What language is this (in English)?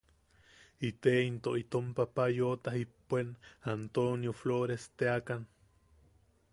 Yaqui